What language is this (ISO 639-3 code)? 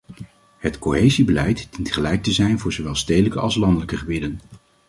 nld